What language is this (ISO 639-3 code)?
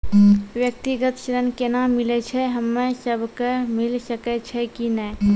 mai